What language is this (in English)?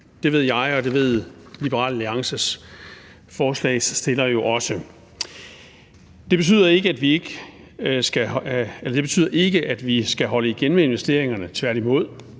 Danish